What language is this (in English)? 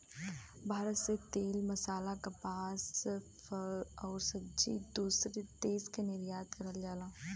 Bhojpuri